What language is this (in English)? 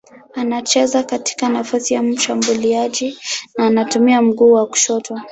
Swahili